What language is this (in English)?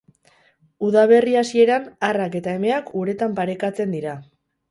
Basque